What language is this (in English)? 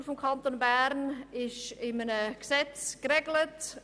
Swiss German